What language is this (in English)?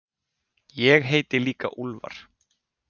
Icelandic